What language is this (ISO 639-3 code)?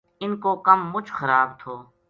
gju